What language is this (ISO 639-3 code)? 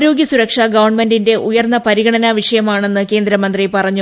mal